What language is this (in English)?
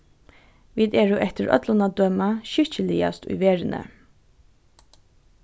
Faroese